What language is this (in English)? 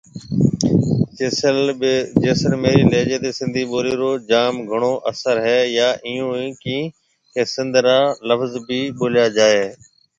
Marwari (Pakistan)